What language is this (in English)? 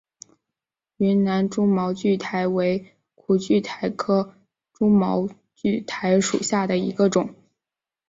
Chinese